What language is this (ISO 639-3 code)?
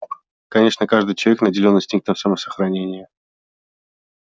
rus